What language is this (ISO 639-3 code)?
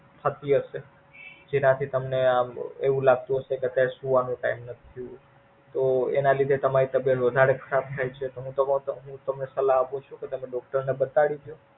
guj